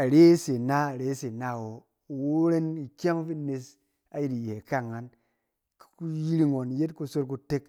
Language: Cen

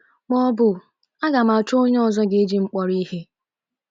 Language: Igbo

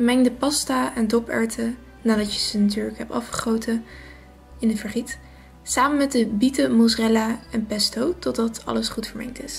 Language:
Dutch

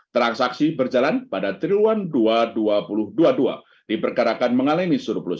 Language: Indonesian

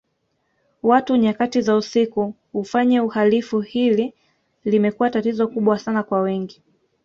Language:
Swahili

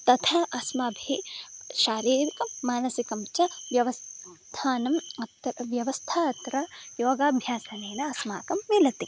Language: Sanskrit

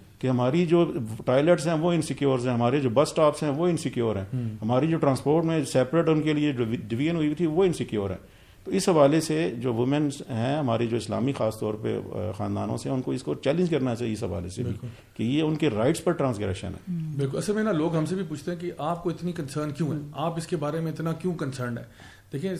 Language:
Urdu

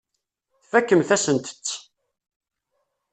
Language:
Kabyle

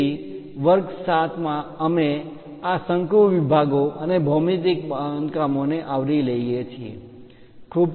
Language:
Gujarati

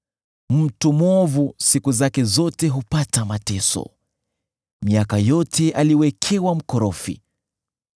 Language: Swahili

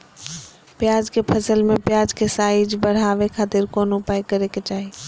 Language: Magahi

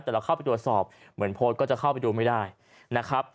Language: Thai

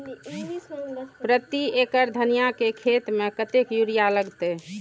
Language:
Maithili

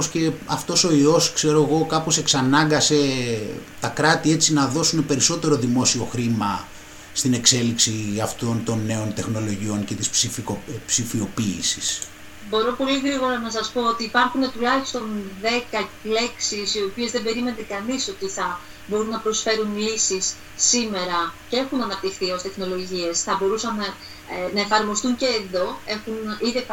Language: Greek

